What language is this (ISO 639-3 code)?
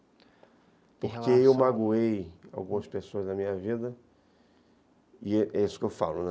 por